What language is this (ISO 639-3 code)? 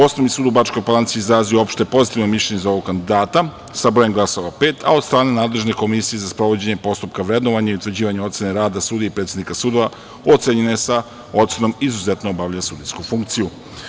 srp